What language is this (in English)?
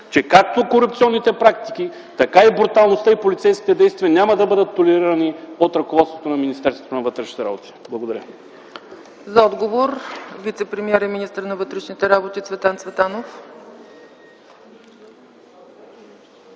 Bulgarian